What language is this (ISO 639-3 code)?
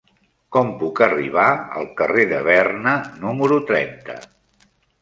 cat